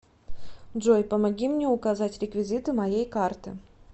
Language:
Russian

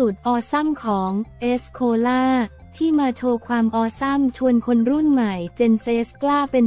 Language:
Thai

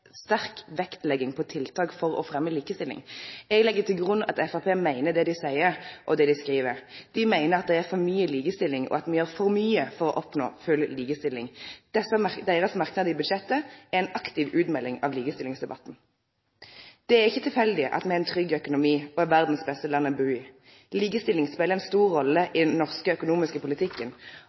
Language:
Norwegian Nynorsk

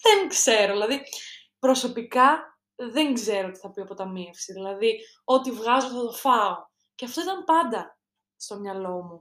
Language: Greek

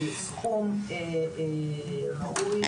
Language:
Hebrew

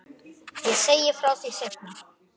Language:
Icelandic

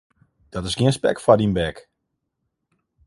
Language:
Western Frisian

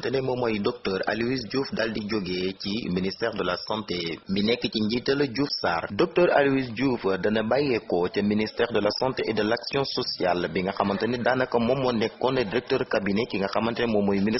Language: Indonesian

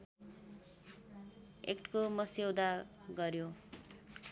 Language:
Nepali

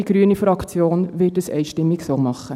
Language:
Swiss German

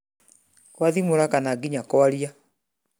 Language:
Kikuyu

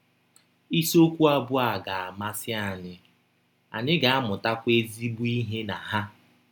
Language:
Igbo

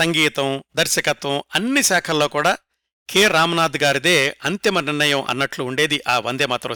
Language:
Telugu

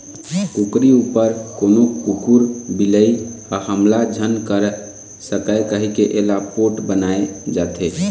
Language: Chhattisgarhi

